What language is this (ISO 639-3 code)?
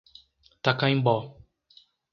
por